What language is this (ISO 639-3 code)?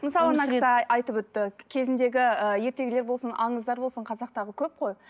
kaz